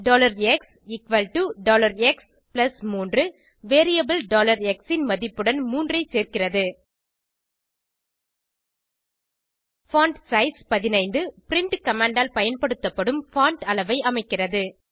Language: Tamil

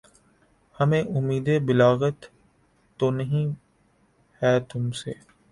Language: Urdu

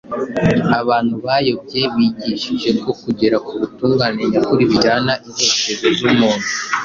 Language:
Kinyarwanda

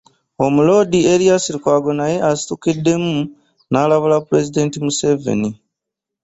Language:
Ganda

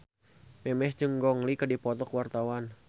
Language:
Sundanese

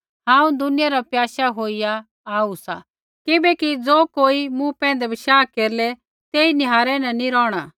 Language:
Kullu Pahari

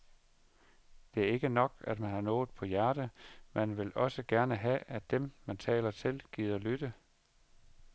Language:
Danish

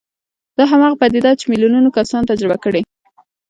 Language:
Pashto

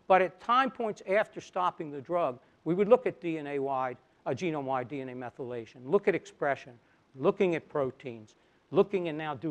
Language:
English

